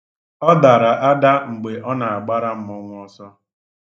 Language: Igbo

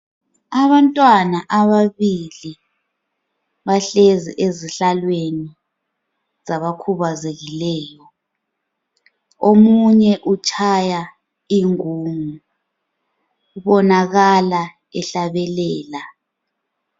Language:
North Ndebele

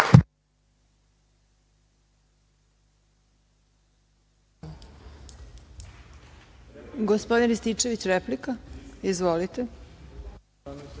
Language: Serbian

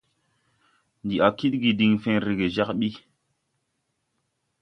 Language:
Tupuri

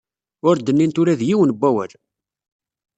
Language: Kabyle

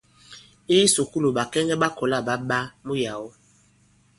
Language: Bankon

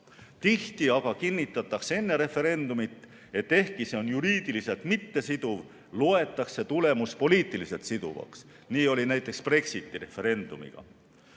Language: Estonian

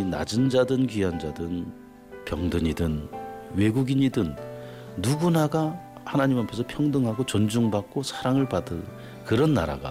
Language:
Korean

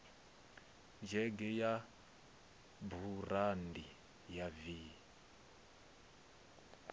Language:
Venda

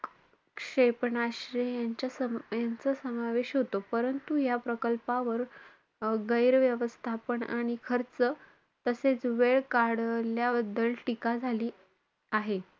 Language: Marathi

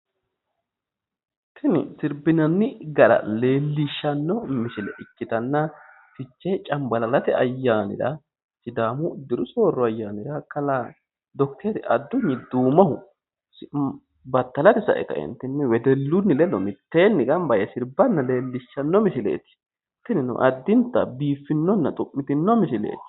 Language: Sidamo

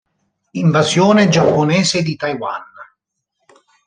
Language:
Italian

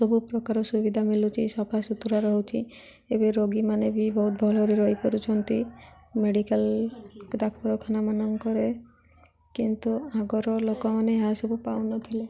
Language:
Odia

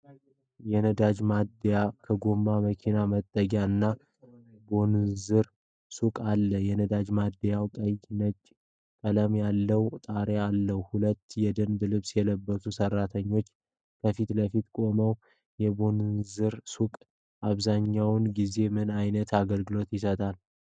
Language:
Amharic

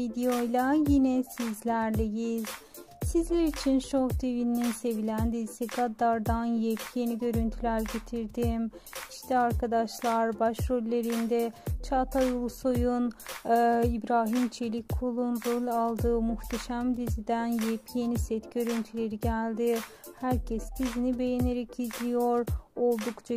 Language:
Turkish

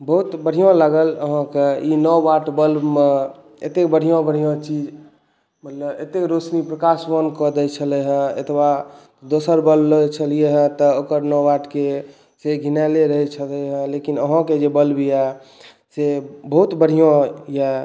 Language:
Maithili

